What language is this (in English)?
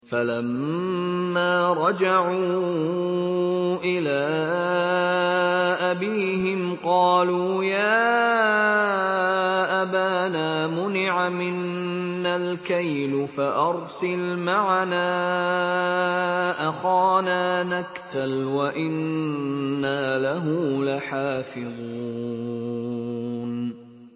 Arabic